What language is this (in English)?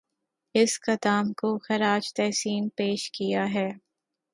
Urdu